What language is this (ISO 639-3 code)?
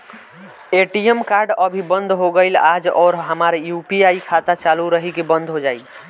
bho